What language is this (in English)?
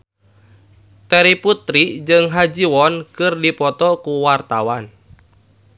Sundanese